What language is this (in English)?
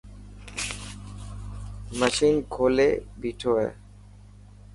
Dhatki